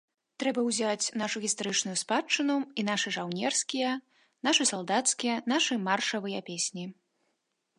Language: Belarusian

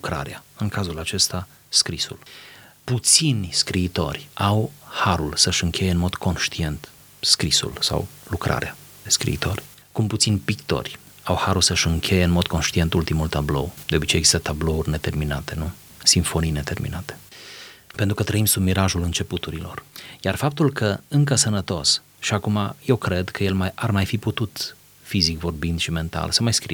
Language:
Romanian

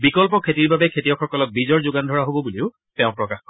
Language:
Assamese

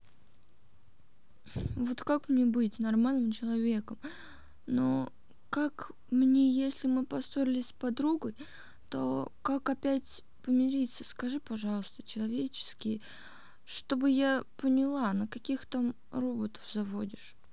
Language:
Russian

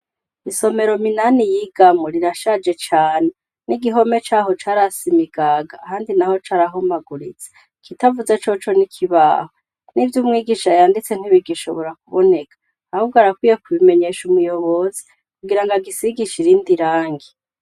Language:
Rundi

